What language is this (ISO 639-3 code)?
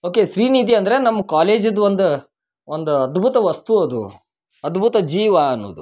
kan